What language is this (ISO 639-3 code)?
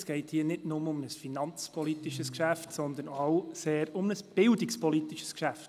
gsw